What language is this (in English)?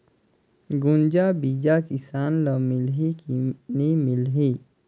Chhattisgarhi